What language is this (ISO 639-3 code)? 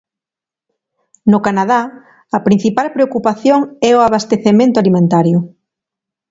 glg